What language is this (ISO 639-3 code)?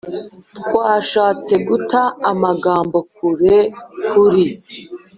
kin